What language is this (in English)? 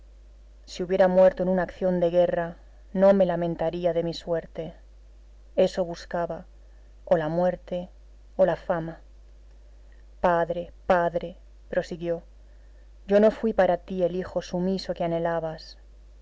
Spanish